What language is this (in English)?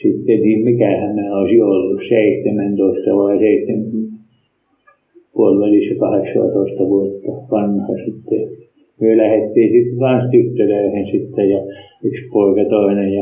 Finnish